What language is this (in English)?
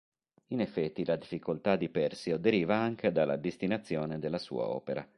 Italian